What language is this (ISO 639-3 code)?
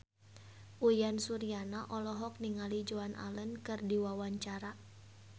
sun